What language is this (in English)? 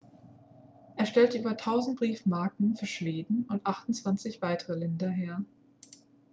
German